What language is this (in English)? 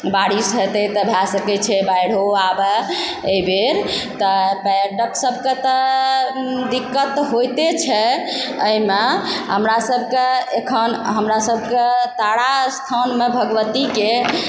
Maithili